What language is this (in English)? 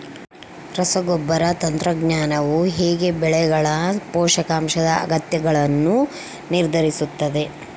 Kannada